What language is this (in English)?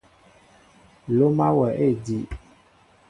Mbo (Cameroon)